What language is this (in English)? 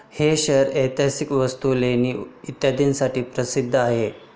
Marathi